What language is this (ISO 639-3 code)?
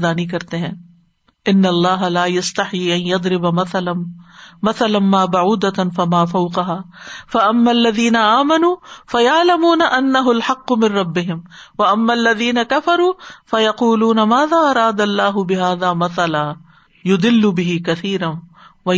urd